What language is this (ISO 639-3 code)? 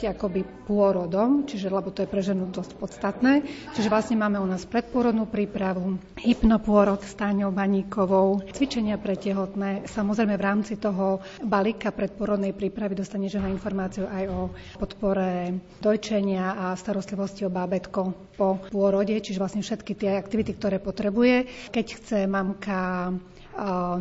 slk